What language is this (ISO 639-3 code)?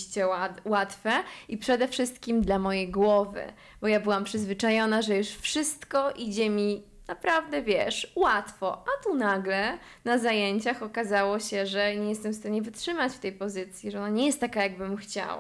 pol